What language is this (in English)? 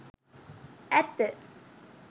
Sinhala